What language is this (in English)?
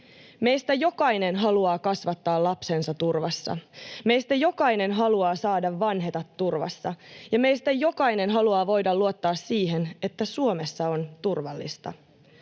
Finnish